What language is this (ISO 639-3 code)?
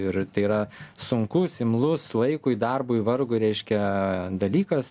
lit